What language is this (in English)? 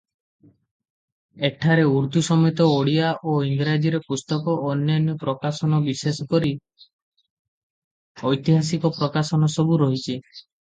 Odia